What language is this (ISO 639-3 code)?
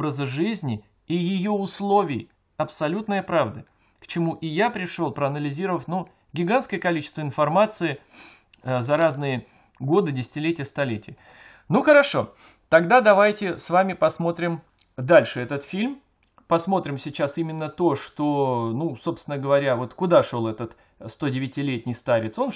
rus